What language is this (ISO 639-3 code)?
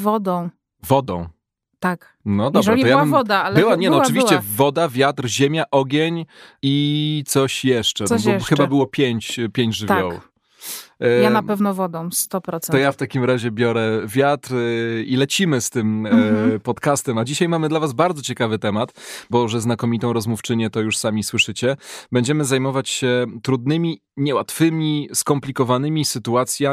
pol